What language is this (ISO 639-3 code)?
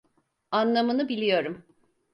tur